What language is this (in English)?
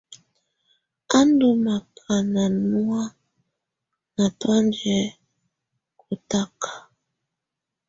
Tunen